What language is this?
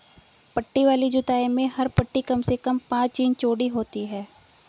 Hindi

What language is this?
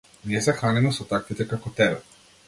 Macedonian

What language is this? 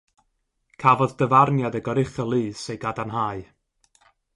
Welsh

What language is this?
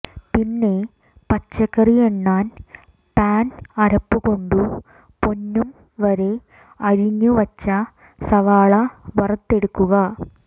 Malayalam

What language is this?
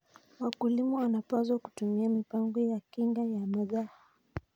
Kalenjin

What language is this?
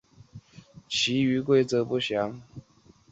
Chinese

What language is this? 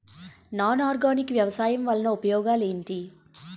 Telugu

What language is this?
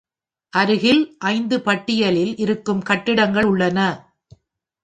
Tamil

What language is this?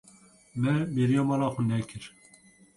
Kurdish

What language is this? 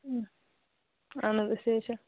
Kashmiri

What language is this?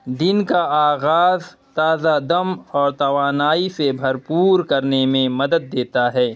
Urdu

